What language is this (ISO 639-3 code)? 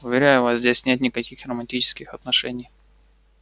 rus